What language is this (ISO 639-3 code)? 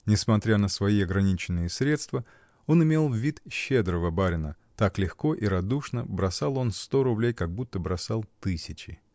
rus